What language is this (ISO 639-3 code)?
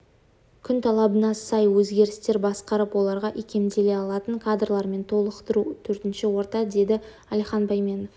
kaz